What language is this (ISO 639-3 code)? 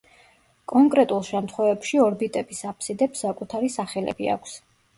kat